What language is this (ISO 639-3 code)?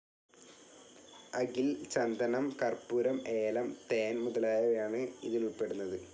mal